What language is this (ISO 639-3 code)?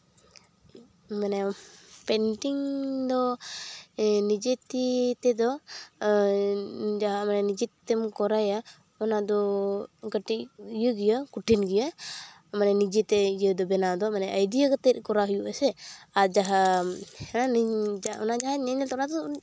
sat